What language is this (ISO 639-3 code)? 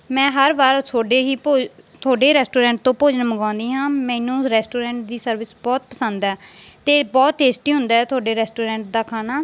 pan